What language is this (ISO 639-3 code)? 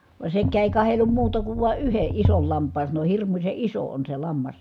fin